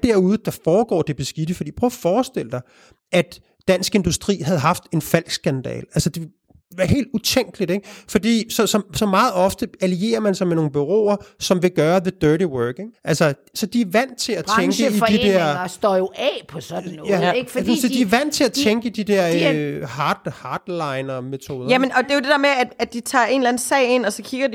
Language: Danish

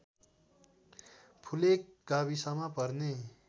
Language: Nepali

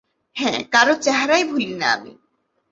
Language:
Bangla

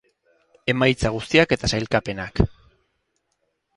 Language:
Basque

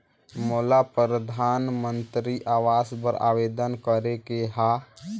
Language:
Chhattisgarhi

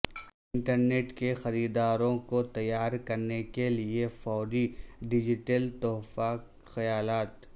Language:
Urdu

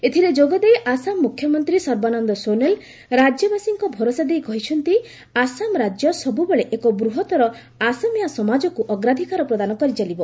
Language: Odia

